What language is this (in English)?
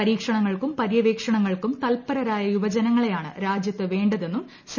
Malayalam